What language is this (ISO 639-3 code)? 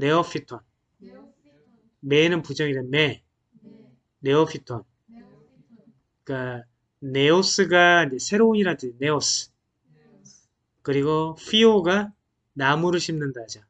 kor